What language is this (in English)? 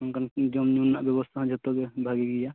Santali